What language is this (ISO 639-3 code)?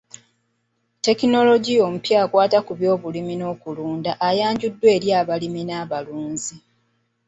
lug